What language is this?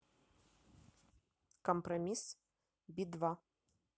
Russian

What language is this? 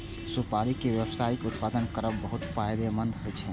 Maithili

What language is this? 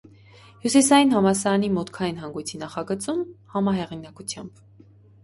Armenian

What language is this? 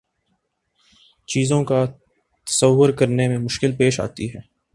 Urdu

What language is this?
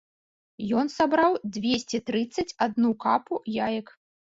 Belarusian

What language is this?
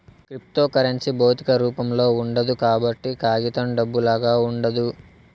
Telugu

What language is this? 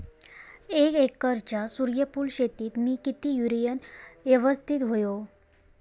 Marathi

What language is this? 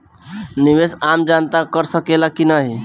Bhojpuri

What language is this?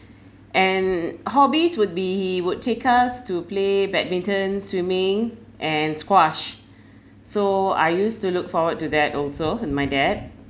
English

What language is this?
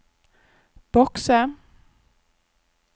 Norwegian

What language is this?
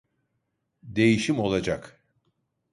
Turkish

